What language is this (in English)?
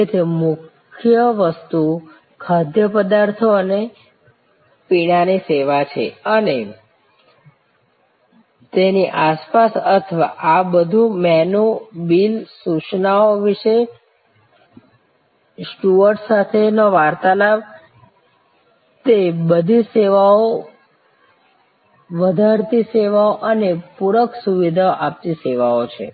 Gujarati